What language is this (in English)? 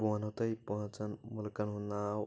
Kashmiri